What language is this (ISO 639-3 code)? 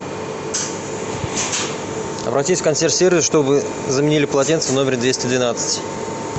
rus